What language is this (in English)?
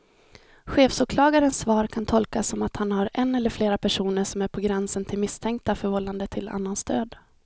Swedish